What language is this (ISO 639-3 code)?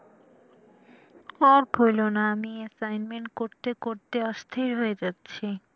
ben